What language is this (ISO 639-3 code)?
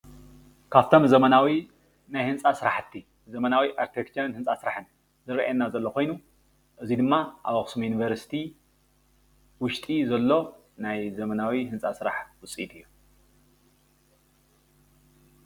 tir